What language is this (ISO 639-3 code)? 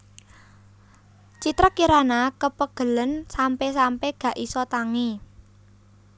jav